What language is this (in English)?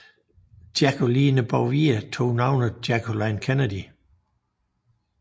Danish